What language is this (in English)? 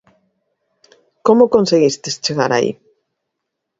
Galician